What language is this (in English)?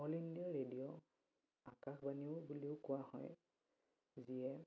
Assamese